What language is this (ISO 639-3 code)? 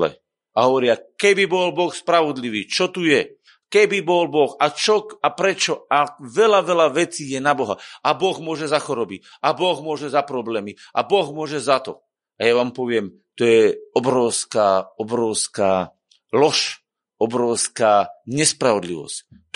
slk